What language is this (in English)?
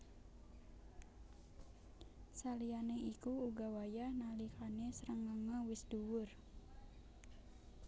Javanese